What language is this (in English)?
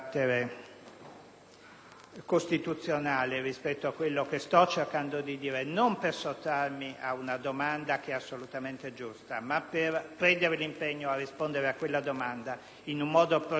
Italian